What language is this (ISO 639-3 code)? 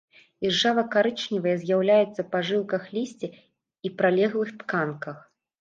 bel